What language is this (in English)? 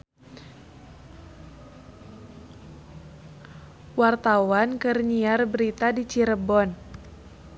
Sundanese